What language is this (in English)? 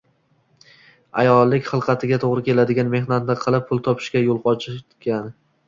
Uzbek